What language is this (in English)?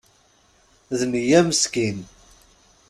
Kabyle